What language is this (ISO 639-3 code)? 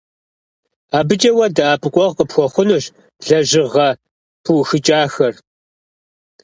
kbd